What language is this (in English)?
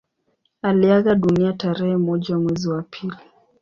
Swahili